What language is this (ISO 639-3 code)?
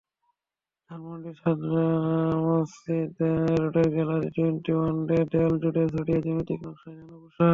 ben